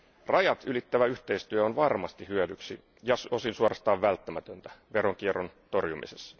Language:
Finnish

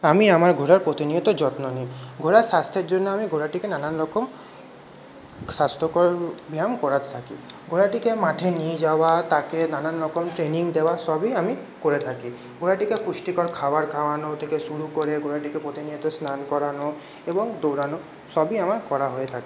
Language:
Bangla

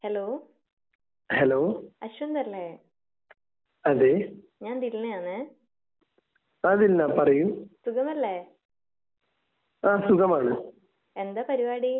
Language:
Malayalam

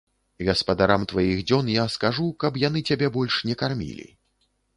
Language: Belarusian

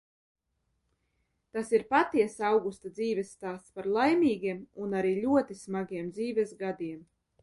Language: Latvian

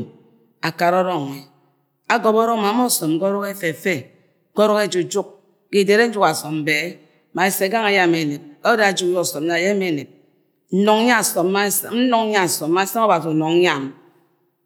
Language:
Agwagwune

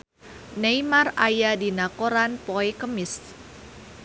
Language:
Sundanese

